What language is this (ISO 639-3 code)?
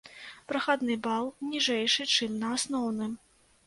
bel